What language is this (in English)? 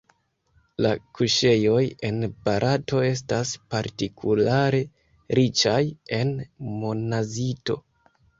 Esperanto